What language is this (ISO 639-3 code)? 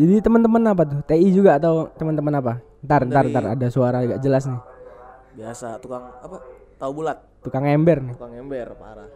ind